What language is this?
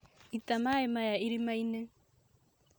Kikuyu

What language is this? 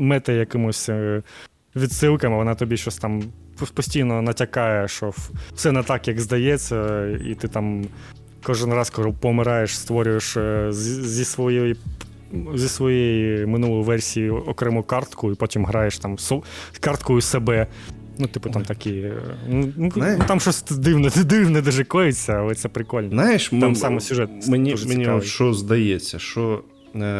Ukrainian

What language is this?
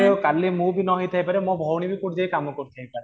Odia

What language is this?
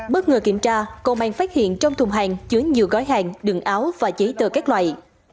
Vietnamese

